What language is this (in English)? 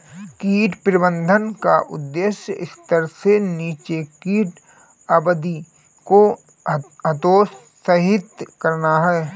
Hindi